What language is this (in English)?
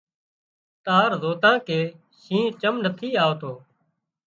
Wadiyara Koli